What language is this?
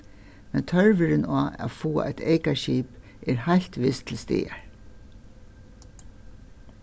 Faroese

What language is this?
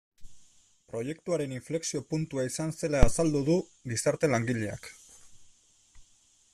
Basque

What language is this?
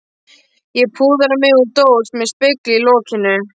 Icelandic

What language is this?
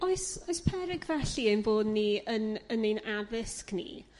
Welsh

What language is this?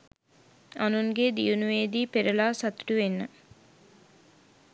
Sinhala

